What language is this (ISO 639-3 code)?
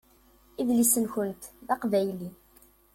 kab